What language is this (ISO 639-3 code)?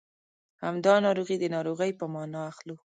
pus